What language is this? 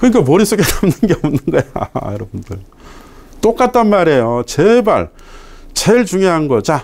Korean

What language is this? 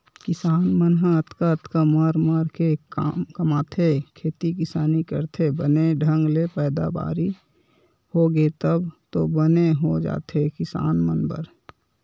Chhattisgarhi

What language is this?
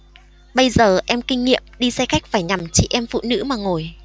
Vietnamese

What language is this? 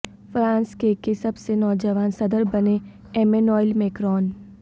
Urdu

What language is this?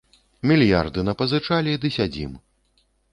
Belarusian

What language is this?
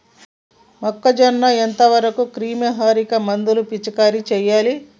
Telugu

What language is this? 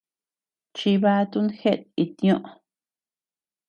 Tepeuxila Cuicatec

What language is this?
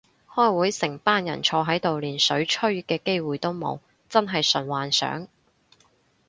Cantonese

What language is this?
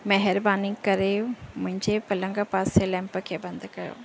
Sindhi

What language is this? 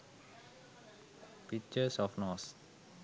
Sinhala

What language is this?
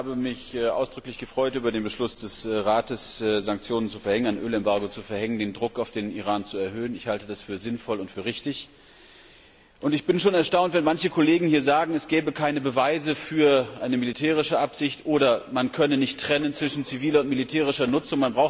German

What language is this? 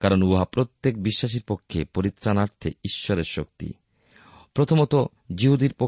Bangla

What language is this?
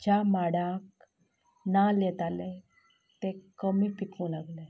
Konkani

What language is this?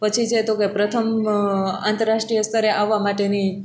Gujarati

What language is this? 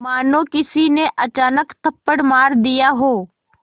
Hindi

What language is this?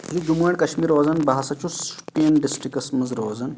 Kashmiri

